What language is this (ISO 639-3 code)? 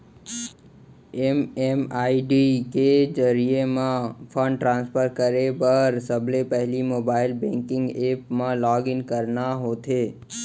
hne